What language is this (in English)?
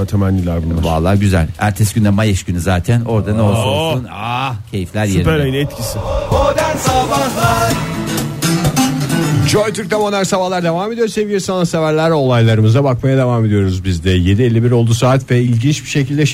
Turkish